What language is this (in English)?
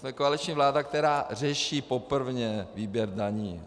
Czech